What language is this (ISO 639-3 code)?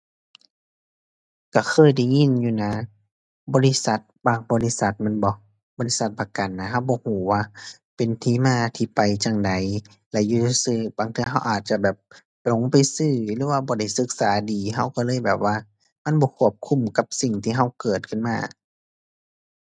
tha